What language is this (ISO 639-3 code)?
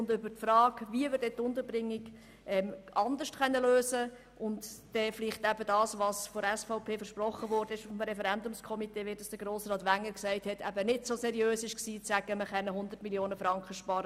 gsw